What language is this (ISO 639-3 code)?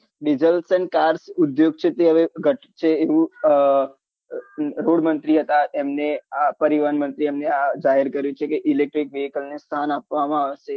guj